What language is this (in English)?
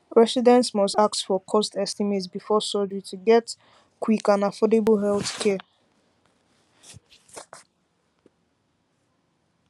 Nigerian Pidgin